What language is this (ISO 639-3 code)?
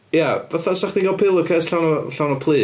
cym